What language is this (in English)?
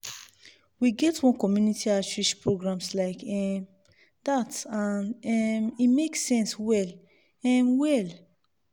Nigerian Pidgin